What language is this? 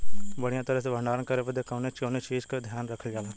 Bhojpuri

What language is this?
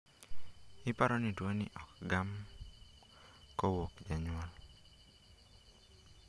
Luo (Kenya and Tanzania)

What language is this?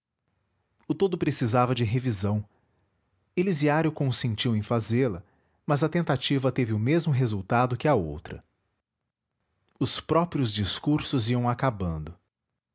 Portuguese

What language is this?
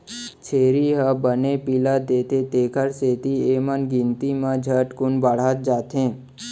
Chhattisgarhi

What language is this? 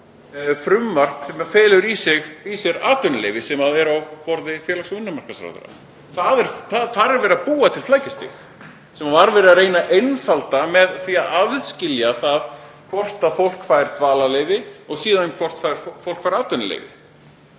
Icelandic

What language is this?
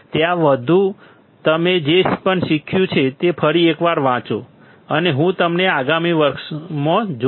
Gujarati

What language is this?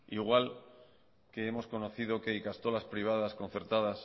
Spanish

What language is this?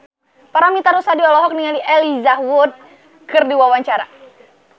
Sundanese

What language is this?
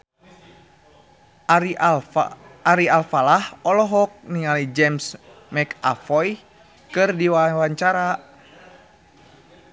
Sundanese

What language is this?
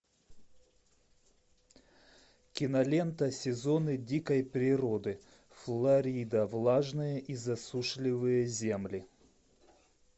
Russian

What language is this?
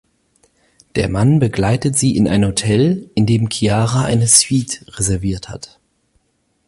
German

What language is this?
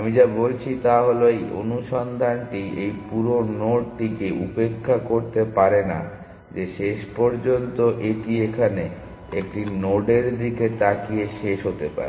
Bangla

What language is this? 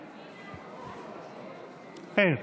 Hebrew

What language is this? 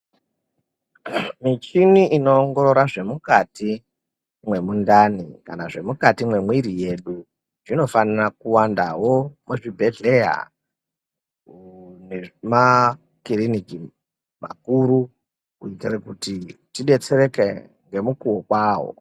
Ndau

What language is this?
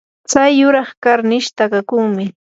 Yanahuanca Pasco Quechua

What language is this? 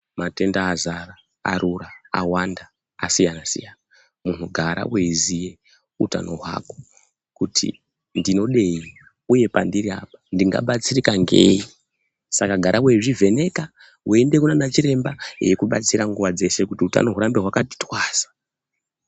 Ndau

